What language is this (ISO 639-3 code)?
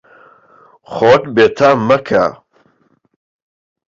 ckb